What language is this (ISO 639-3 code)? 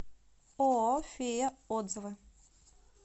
rus